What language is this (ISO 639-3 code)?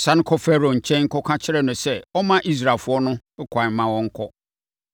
aka